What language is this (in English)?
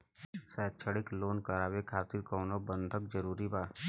Bhojpuri